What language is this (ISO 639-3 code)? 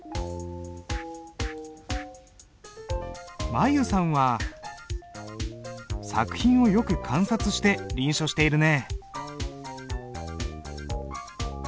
jpn